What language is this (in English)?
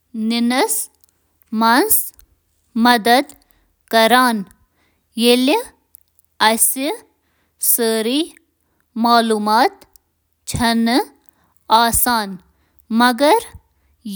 Kashmiri